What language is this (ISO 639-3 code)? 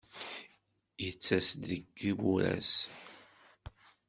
kab